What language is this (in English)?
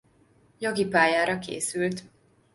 Hungarian